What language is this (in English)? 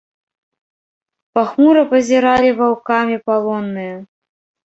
Belarusian